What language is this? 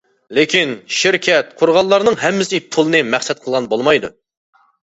Uyghur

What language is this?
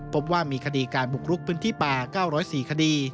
Thai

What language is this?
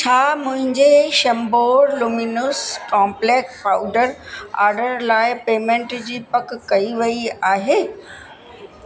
Sindhi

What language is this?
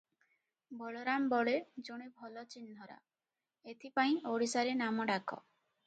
Odia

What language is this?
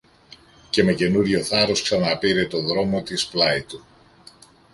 Greek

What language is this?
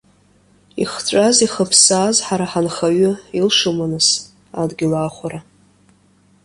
Abkhazian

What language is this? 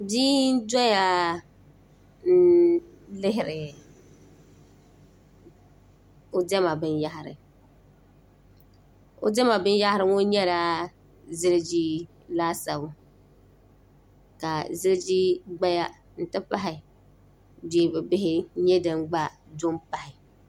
Dagbani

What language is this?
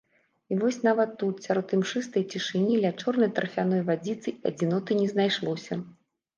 Belarusian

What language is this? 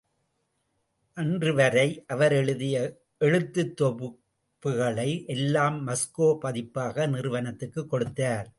Tamil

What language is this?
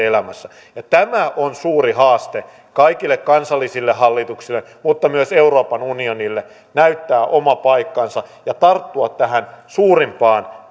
Finnish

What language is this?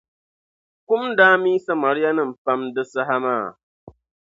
Dagbani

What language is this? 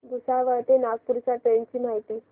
Marathi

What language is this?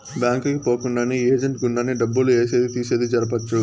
Telugu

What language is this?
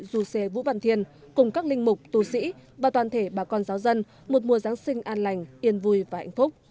Vietnamese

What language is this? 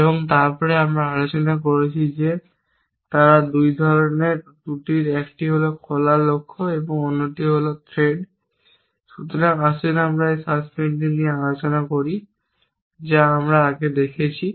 Bangla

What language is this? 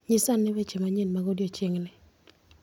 Luo (Kenya and Tanzania)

